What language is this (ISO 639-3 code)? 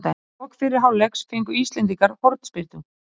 isl